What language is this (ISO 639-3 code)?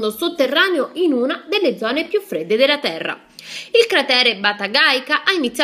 ita